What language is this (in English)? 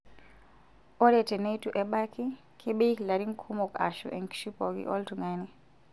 Masai